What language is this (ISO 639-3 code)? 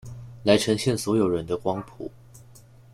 zho